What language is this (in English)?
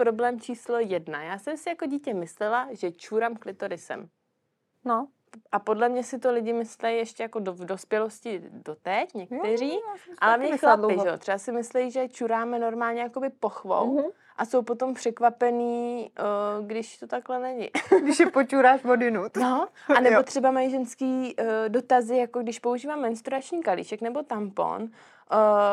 Czech